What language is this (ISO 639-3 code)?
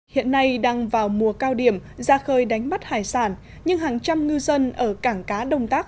vie